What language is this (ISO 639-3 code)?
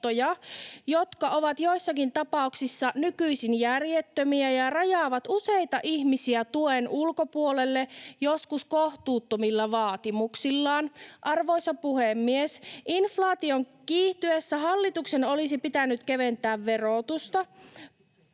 fin